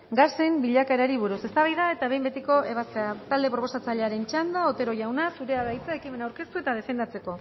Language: Basque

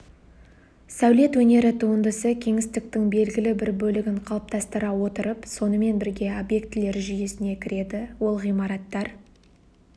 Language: Kazakh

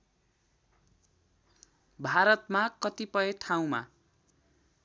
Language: Nepali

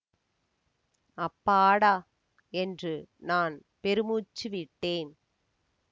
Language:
Tamil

